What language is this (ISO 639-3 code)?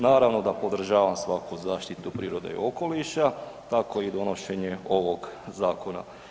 hrv